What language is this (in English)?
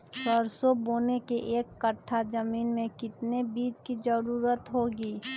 Magahi